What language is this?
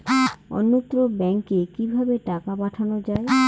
Bangla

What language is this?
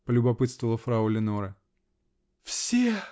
Russian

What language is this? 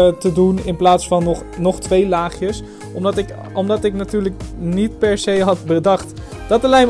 Dutch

